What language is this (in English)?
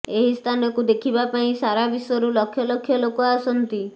Odia